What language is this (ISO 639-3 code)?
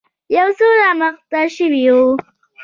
pus